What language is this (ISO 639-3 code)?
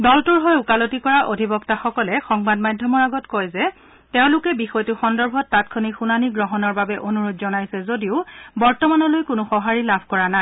asm